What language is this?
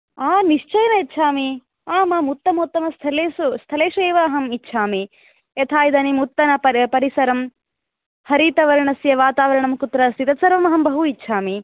Sanskrit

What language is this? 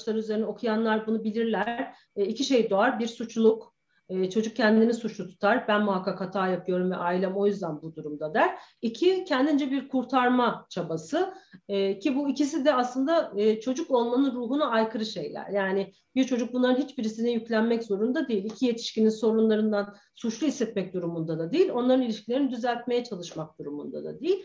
Turkish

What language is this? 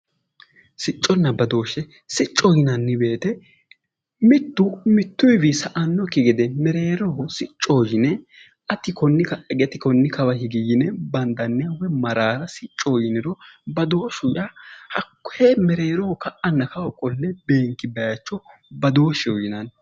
Sidamo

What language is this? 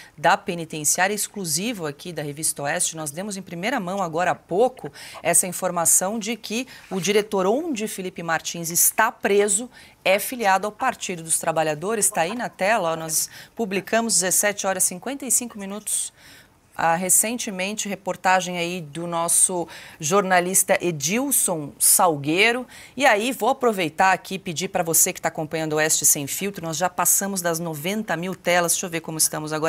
Portuguese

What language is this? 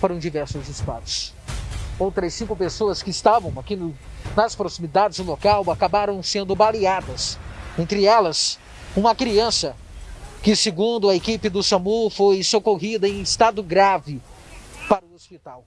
Portuguese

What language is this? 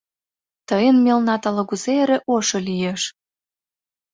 Mari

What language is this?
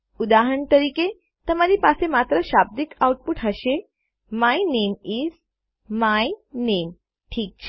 Gujarati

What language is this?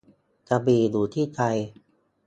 Thai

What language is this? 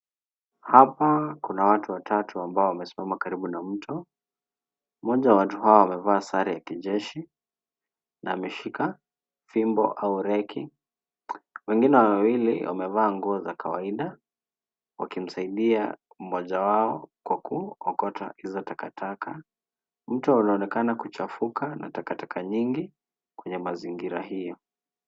Swahili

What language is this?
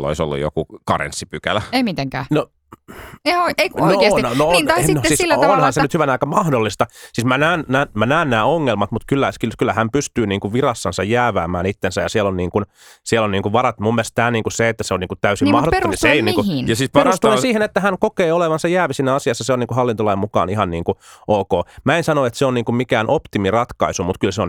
Finnish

